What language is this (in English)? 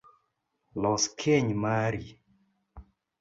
Luo (Kenya and Tanzania)